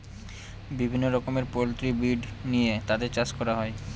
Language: Bangla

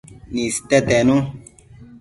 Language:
Matsés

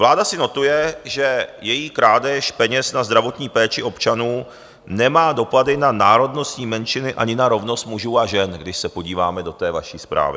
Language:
Czech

